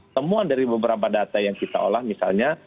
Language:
Indonesian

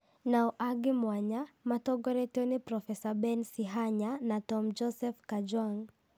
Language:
Kikuyu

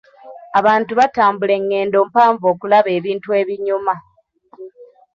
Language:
Ganda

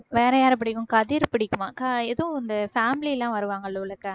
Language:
Tamil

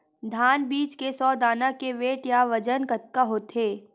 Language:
Chhattisgarhi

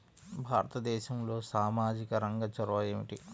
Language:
Telugu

